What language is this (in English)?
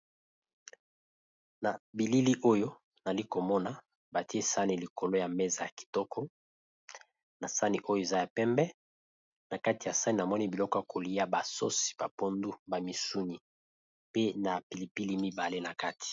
Lingala